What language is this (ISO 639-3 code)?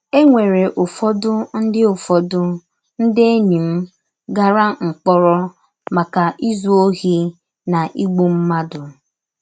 ibo